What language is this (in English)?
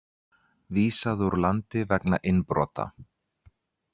Icelandic